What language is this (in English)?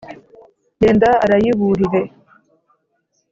Kinyarwanda